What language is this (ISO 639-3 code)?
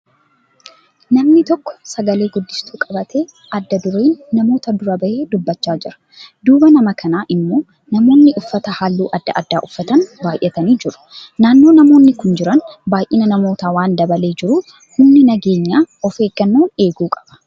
orm